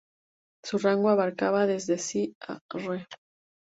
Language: Spanish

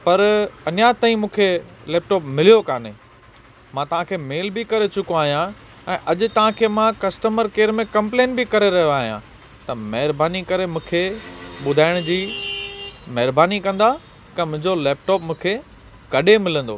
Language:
Sindhi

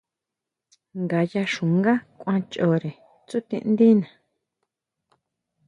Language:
Huautla Mazatec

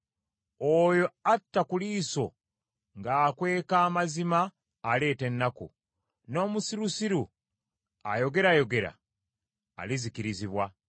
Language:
Ganda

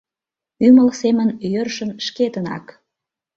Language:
Mari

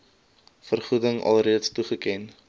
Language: Afrikaans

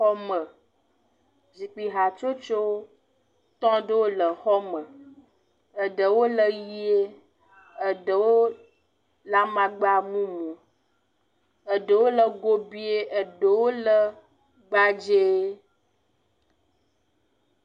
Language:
Ewe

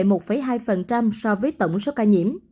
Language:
Vietnamese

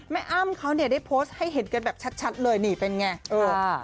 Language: Thai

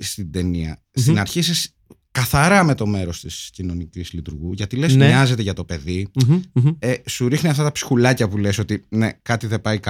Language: Greek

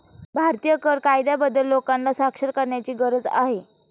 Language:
Marathi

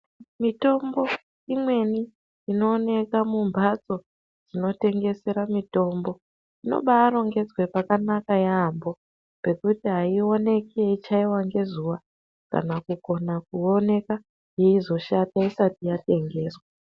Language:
Ndau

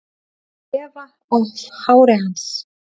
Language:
Icelandic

